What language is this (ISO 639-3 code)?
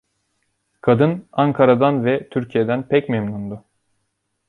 tur